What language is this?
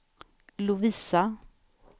Swedish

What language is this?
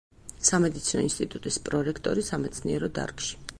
Georgian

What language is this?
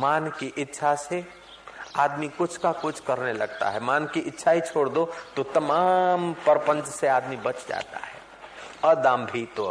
Hindi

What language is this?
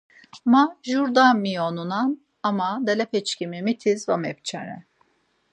Laz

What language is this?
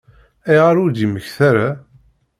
Kabyle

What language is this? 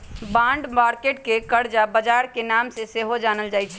Magahi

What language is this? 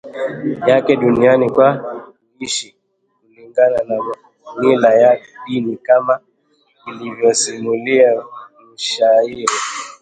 Swahili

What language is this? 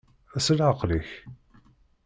Kabyle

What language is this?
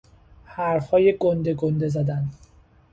Persian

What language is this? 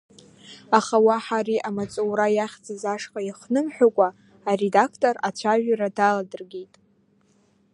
Abkhazian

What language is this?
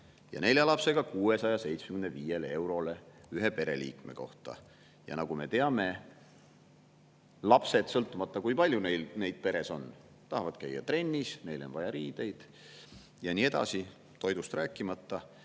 Estonian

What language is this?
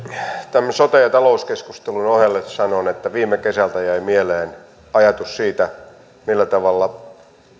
Finnish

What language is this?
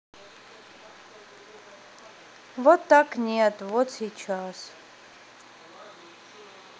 Russian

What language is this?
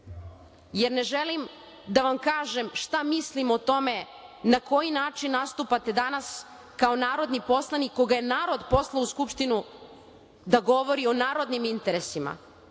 Serbian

